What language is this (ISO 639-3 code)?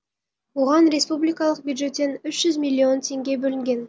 kaz